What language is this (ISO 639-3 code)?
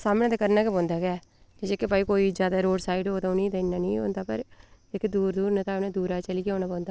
doi